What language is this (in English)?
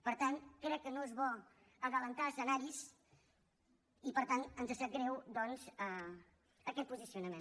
Catalan